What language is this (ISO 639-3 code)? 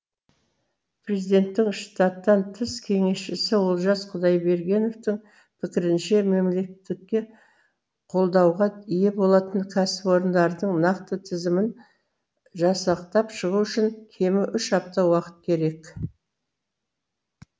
kaz